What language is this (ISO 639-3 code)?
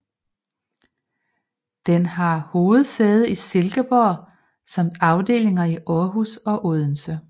dan